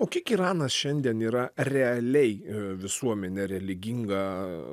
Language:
Lithuanian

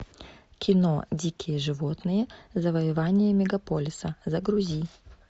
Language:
Russian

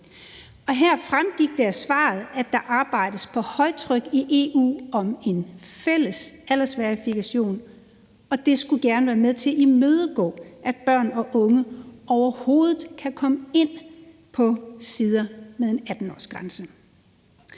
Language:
Danish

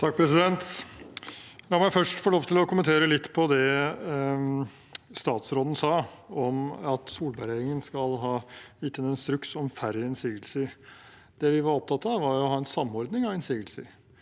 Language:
Norwegian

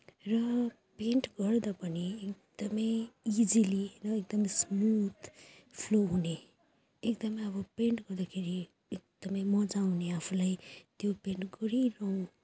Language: Nepali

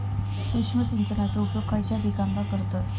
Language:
Marathi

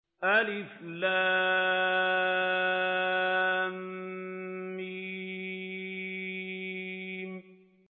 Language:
Arabic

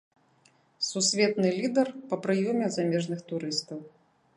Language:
Belarusian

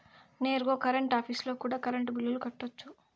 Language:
Telugu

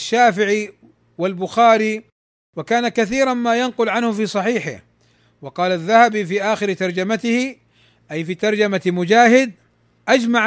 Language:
Arabic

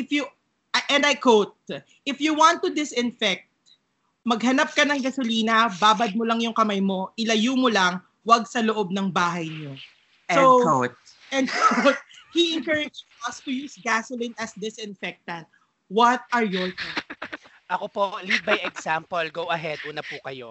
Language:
Filipino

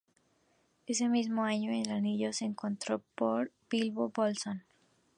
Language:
Spanish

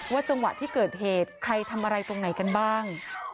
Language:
Thai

